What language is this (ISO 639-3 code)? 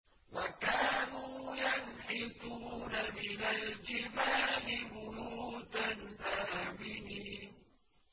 ara